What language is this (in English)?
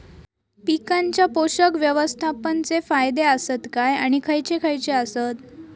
Marathi